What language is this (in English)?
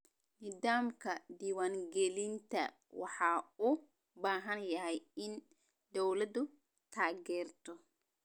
Somali